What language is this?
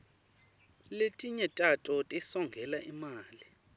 Swati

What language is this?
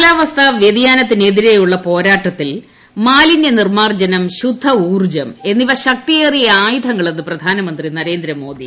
Malayalam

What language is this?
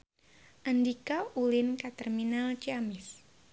Sundanese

